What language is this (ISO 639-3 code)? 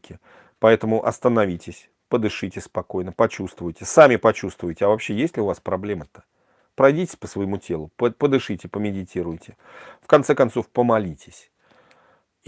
rus